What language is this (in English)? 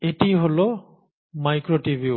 Bangla